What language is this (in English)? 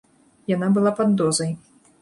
Belarusian